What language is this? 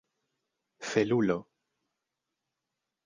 Esperanto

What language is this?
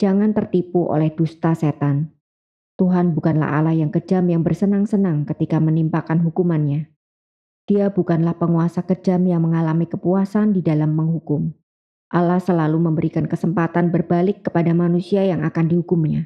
Indonesian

